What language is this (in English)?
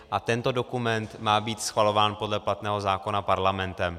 Czech